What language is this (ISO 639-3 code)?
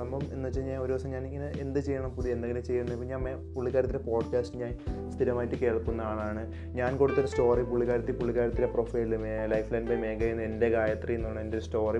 mal